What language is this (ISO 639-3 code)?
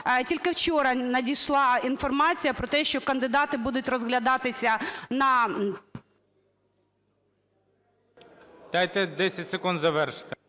ukr